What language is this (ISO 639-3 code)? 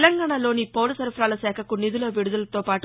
tel